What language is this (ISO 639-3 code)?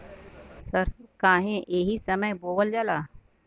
bho